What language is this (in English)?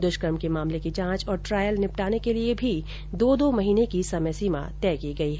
Hindi